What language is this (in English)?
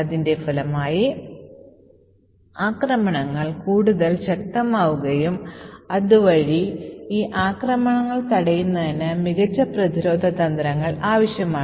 Malayalam